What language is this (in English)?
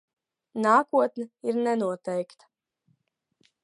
Latvian